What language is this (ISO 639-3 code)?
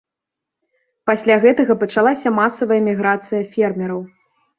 bel